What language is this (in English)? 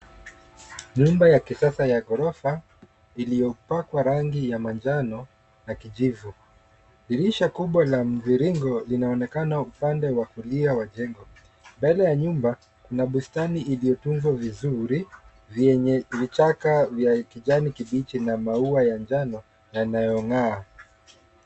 Swahili